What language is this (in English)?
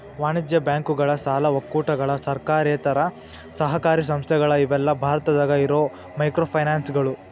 Kannada